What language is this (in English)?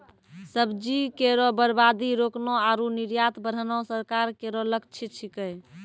Maithili